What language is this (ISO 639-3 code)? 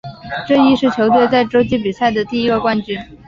zho